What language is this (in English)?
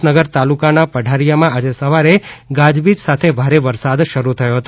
Gujarati